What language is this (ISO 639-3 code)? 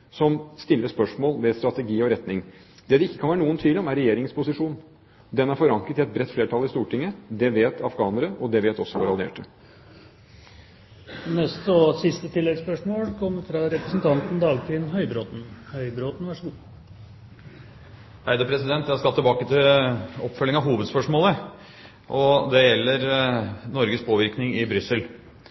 nor